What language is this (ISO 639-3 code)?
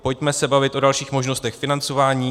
ces